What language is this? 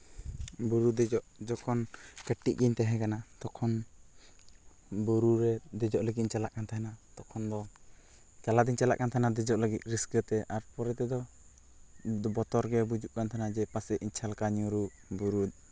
Santali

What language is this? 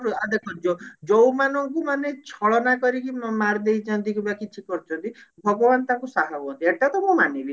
Odia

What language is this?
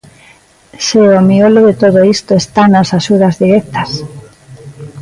Galician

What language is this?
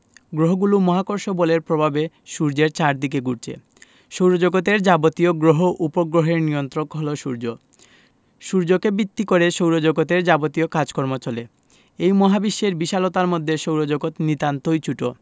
Bangla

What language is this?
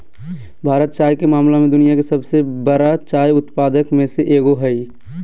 Magahi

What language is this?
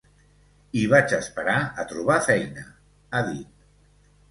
Catalan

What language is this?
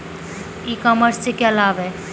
Hindi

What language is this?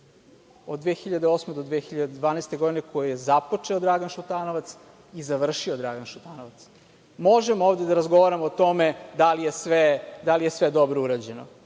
Serbian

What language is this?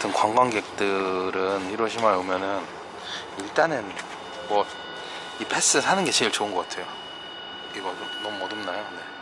Korean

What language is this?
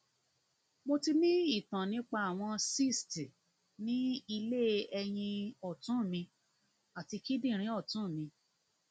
Yoruba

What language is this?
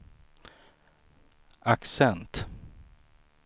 Swedish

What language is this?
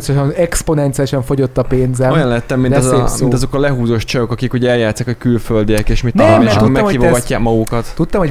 Hungarian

